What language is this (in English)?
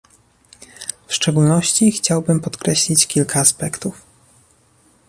Polish